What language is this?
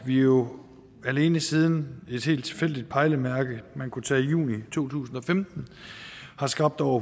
Danish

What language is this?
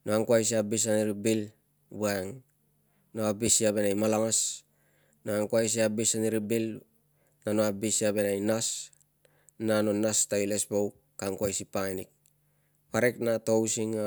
Tungag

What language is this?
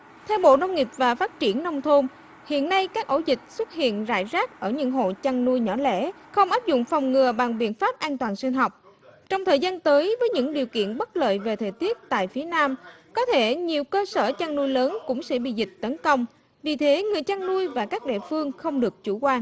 Vietnamese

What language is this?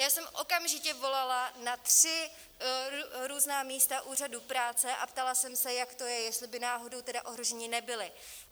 Czech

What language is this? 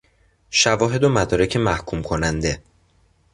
Persian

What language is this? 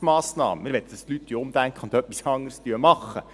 Swiss German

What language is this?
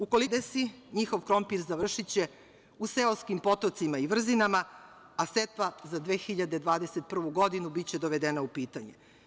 Serbian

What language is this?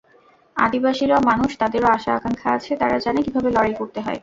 Bangla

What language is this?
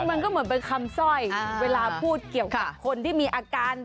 Thai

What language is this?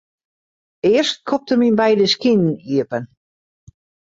Western Frisian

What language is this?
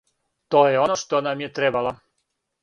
Serbian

